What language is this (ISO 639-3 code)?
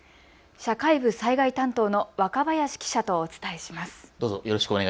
jpn